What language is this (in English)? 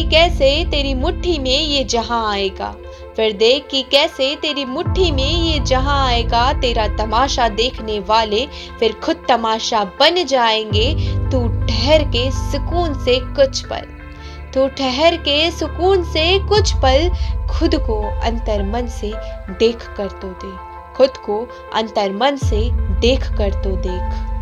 Hindi